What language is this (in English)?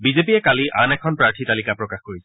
Assamese